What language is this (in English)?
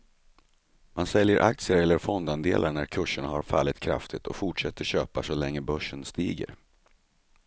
Swedish